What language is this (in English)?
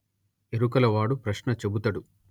Telugu